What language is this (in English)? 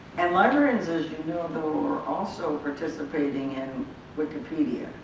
English